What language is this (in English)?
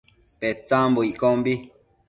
Matsés